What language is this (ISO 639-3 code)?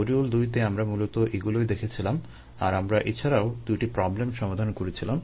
ben